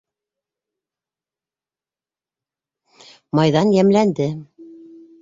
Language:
Bashkir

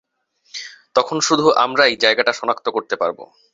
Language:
Bangla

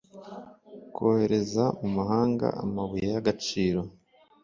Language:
Kinyarwanda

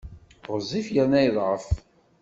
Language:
Kabyle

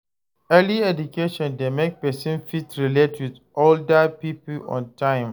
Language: Nigerian Pidgin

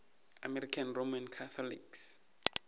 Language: Northern Sotho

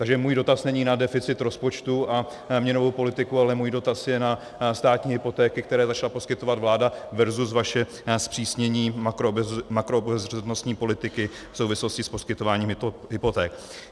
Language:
Czech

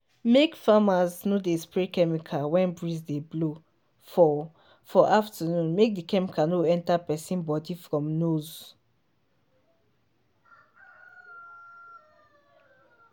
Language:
Nigerian Pidgin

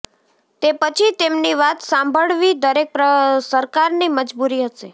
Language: Gujarati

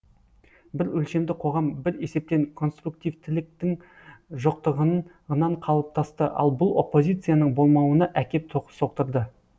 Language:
Kazakh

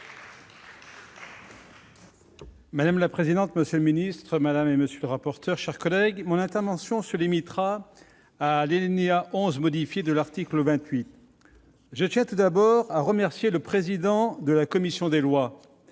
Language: French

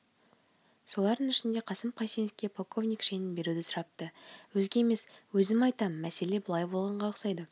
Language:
Kazakh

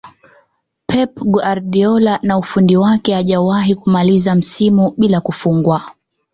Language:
Swahili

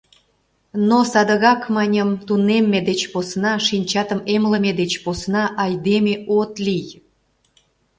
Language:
Mari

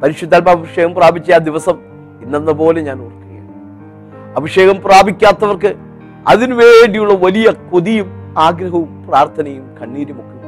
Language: Malayalam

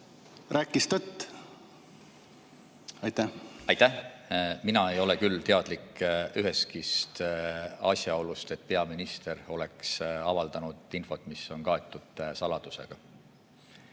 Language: Estonian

